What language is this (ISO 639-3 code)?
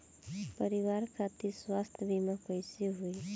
bho